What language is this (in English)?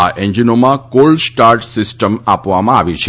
Gujarati